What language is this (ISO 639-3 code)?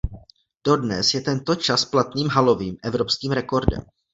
ces